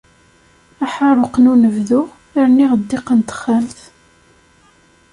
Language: Kabyle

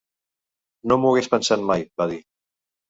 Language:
Catalan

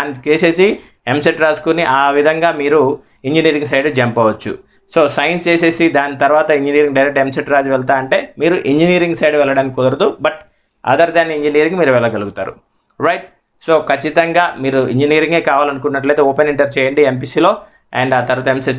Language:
Telugu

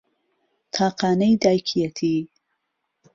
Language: Central Kurdish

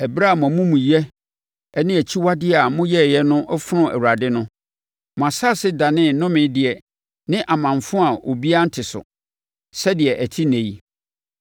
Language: Akan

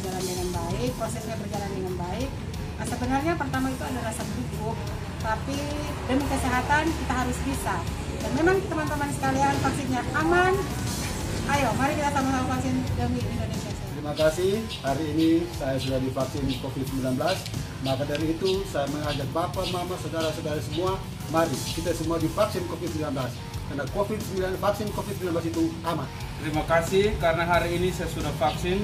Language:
Indonesian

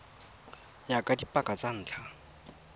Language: Tswana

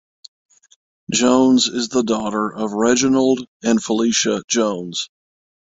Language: English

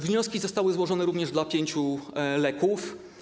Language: Polish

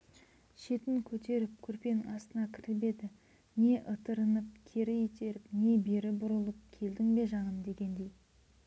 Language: Kazakh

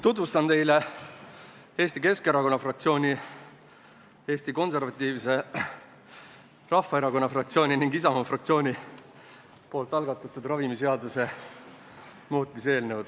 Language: Estonian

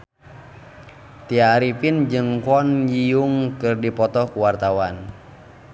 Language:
Sundanese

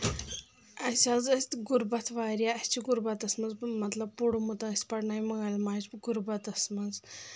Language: Kashmiri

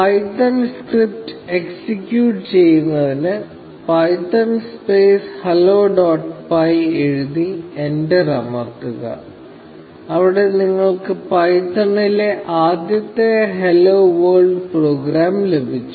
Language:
Malayalam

